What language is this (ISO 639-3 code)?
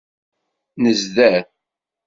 kab